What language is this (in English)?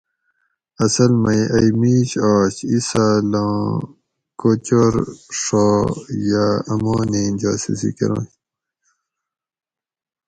Gawri